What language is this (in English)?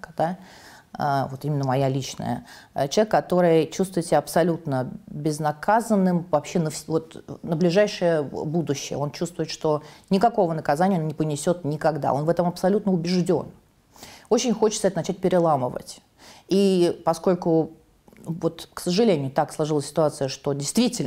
Russian